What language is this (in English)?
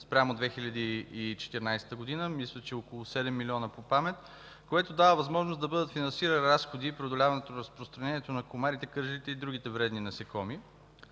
Bulgarian